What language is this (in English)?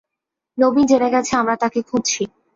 Bangla